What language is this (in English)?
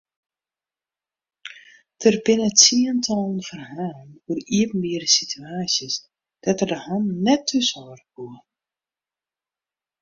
Western Frisian